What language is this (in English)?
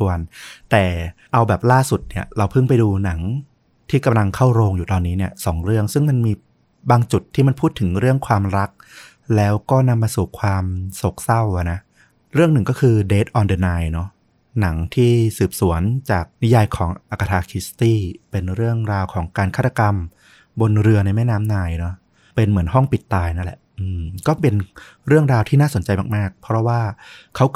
Thai